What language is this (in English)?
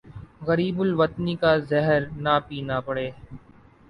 Urdu